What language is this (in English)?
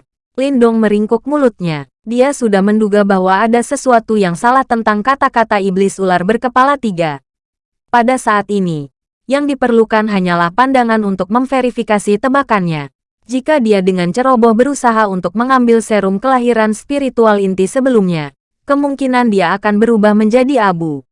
Indonesian